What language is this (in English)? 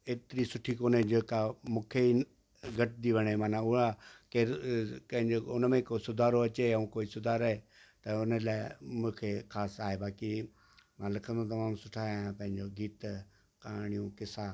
Sindhi